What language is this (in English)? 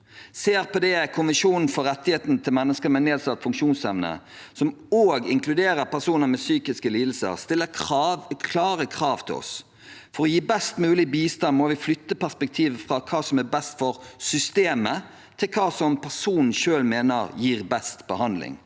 Norwegian